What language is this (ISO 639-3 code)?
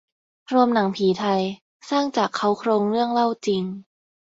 tha